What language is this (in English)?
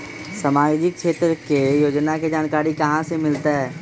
Magahi